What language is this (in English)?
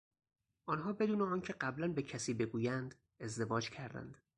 Persian